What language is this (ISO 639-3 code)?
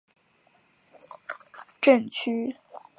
zho